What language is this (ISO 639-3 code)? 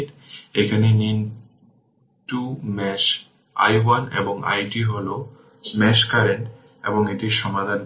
ben